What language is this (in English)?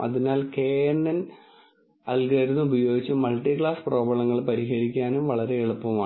Malayalam